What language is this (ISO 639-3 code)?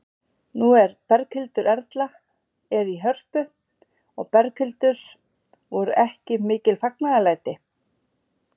isl